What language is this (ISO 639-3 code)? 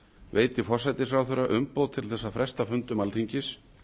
isl